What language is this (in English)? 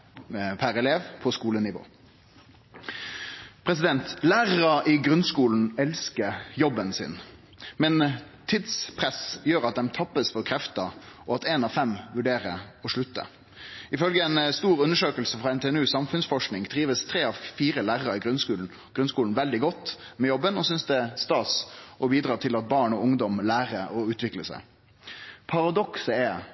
Norwegian Nynorsk